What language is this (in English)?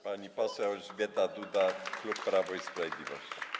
Polish